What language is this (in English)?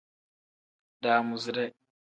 Tem